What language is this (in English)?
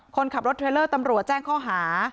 Thai